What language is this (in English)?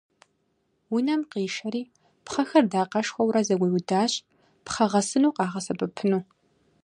Kabardian